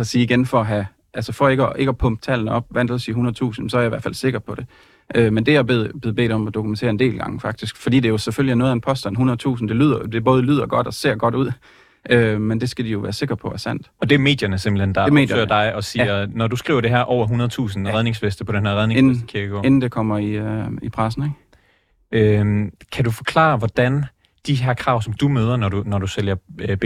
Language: Danish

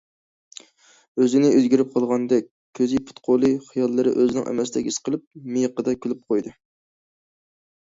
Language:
Uyghur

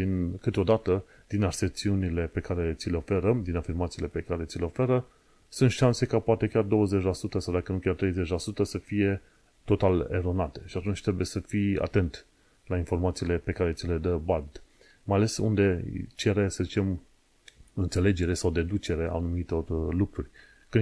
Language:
Romanian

